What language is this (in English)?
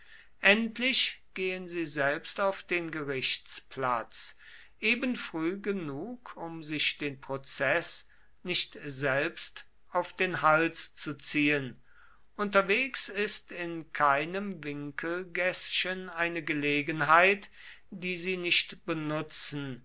German